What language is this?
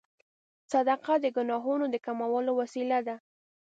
Pashto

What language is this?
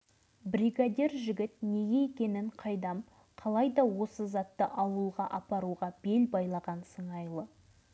Kazakh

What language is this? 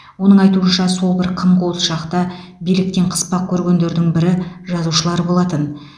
Kazakh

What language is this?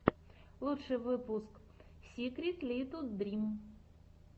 Russian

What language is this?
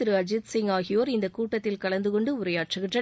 Tamil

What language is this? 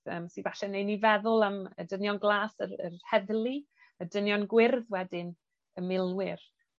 Welsh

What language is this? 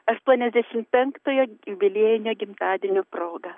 Lithuanian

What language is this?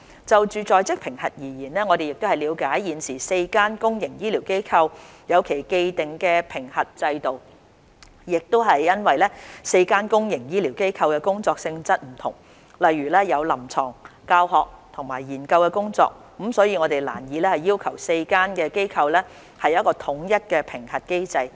Cantonese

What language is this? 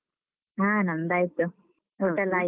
Kannada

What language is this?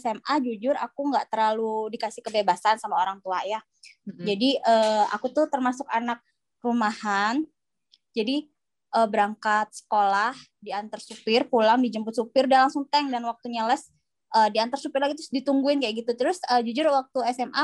Indonesian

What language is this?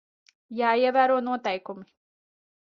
Latvian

